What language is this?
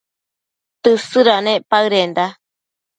Matsés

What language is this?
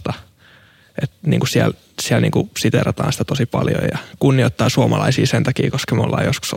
Finnish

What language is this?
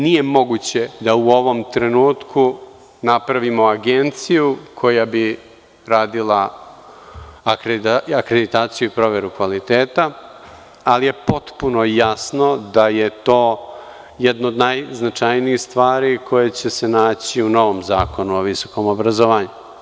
Serbian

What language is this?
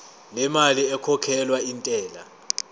Zulu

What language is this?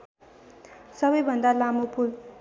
Nepali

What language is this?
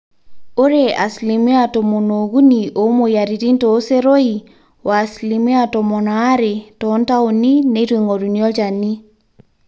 Masai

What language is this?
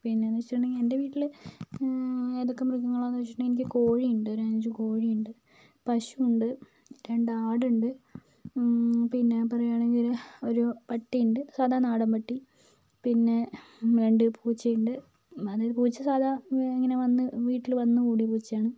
Malayalam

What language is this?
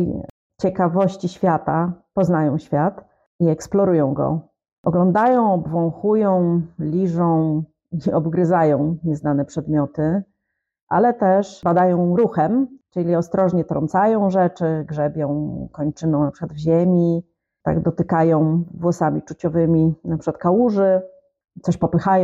Polish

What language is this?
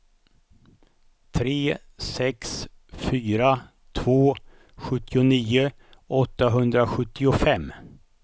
Swedish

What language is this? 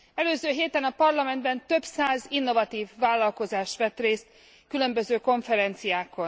Hungarian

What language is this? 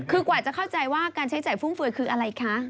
Thai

